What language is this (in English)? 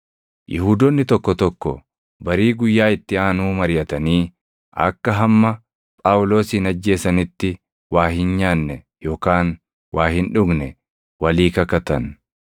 Oromo